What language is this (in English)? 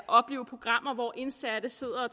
Danish